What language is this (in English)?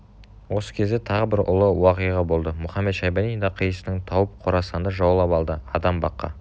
Kazakh